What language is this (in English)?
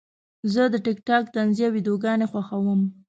Pashto